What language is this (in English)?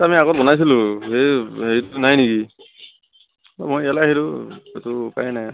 Assamese